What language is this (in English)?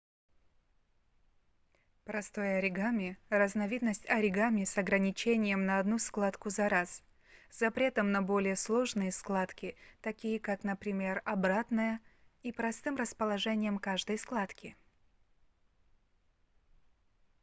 Russian